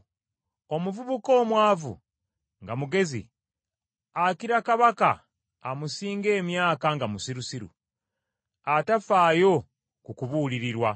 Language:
Ganda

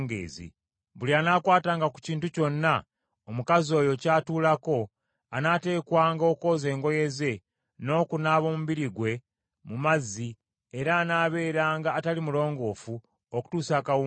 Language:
Ganda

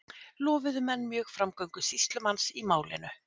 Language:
Icelandic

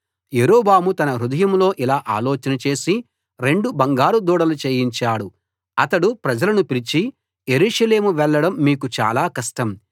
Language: Telugu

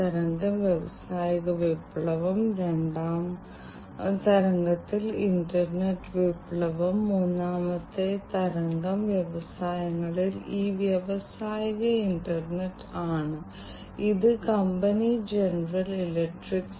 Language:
Malayalam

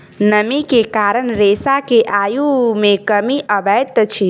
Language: Maithili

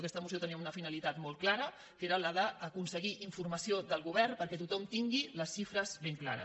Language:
Catalan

